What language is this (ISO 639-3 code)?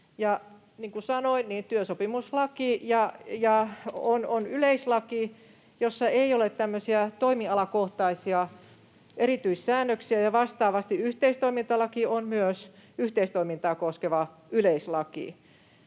fin